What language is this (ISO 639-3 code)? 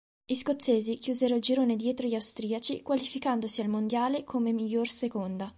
ita